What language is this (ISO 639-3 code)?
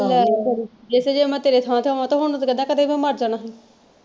pan